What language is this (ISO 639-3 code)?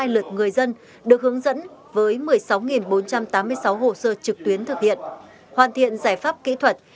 vie